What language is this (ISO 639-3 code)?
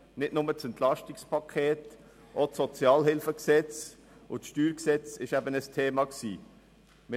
gsw